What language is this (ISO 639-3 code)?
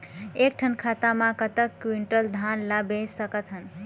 hne